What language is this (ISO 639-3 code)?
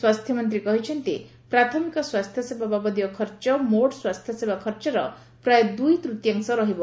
ori